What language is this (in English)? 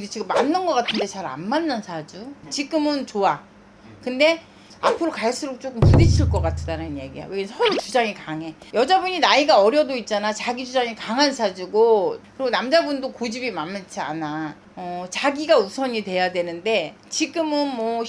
Korean